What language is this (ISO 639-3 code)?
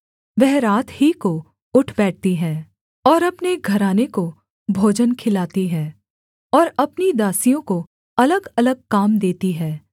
hin